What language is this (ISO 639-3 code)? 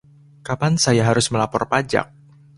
ind